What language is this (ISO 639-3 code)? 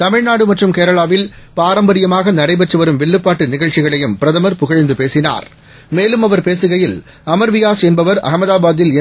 tam